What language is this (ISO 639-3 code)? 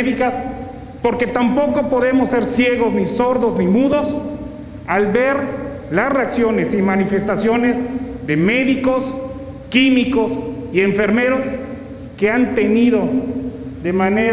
spa